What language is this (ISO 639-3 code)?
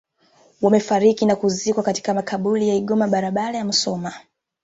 swa